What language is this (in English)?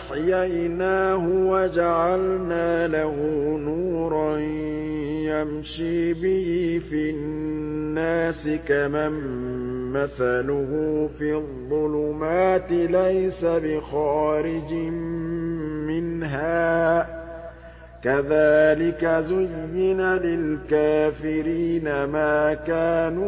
Arabic